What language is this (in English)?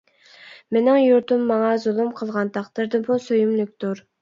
Uyghur